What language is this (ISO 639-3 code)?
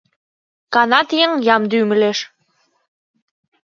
chm